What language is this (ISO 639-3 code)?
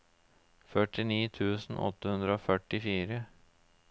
nor